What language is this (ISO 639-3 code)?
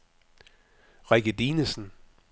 dan